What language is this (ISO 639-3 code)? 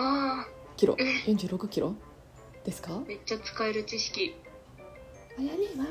jpn